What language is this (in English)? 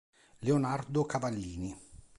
Italian